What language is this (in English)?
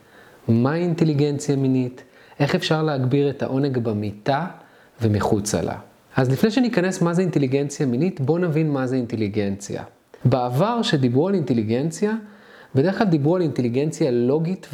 Hebrew